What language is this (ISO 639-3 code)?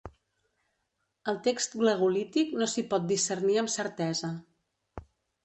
cat